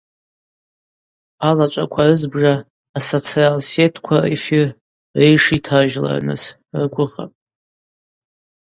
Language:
Abaza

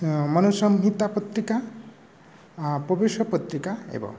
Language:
Sanskrit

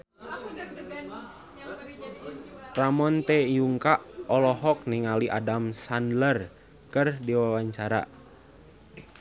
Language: Sundanese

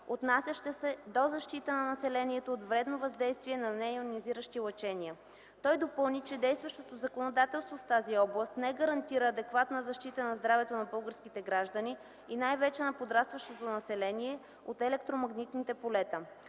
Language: Bulgarian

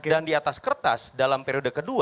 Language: Indonesian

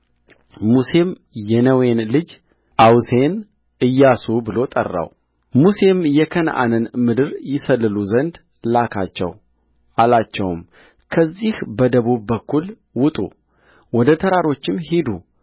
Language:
Amharic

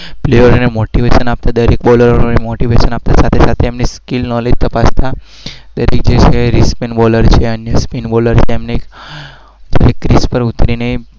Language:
Gujarati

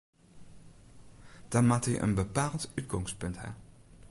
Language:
Western Frisian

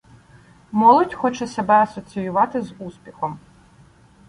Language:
Ukrainian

